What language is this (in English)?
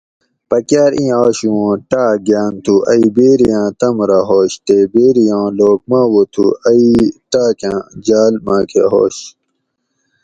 Gawri